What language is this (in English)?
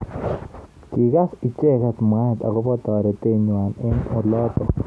Kalenjin